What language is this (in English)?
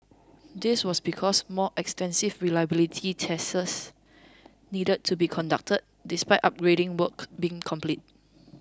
English